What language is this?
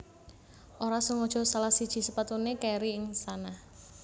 Javanese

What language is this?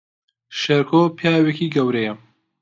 Central Kurdish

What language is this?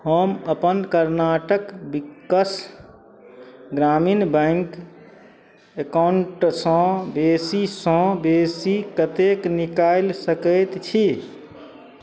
Maithili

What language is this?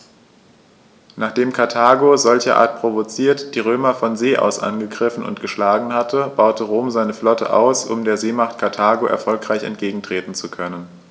German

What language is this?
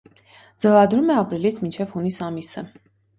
Armenian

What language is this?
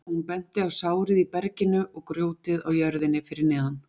Icelandic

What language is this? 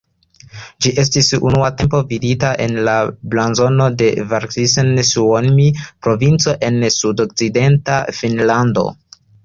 Esperanto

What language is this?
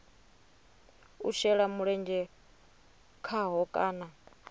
Venda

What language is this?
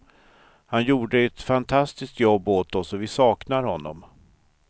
Swedish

